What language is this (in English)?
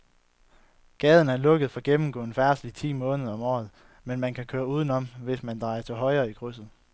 Danish